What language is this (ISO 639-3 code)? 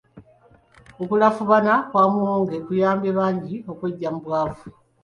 lug